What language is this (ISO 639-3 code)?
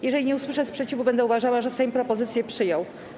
pol